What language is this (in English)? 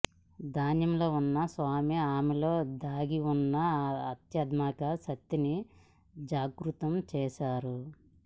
Telugu